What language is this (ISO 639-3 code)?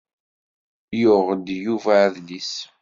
kab